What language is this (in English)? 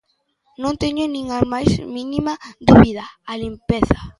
Galician